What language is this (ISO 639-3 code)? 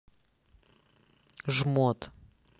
rus